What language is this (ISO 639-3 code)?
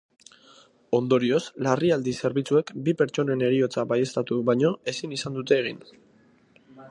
eus